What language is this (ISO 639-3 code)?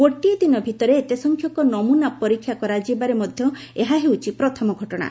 ori